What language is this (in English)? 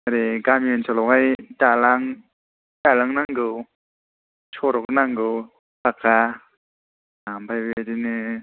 Bodo